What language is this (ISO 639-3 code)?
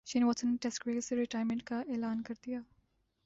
urd